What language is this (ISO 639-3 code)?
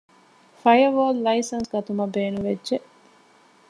div